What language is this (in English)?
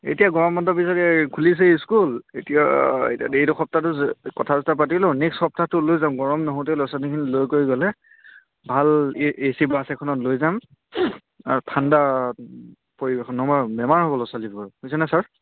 Assamese